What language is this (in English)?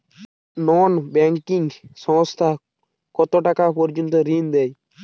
Bangla